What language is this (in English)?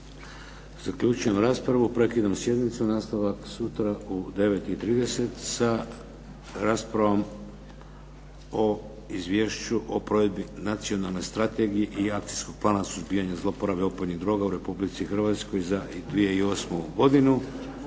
Croatian